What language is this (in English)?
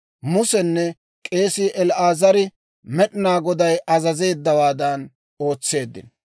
Dawro